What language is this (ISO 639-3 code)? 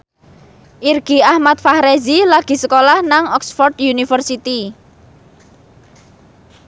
jav